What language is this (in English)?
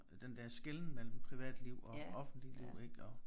Danish